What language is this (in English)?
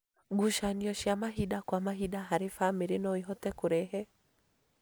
Kikuyu